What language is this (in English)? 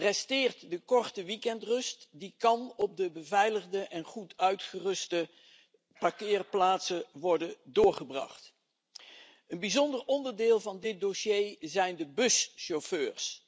Dutch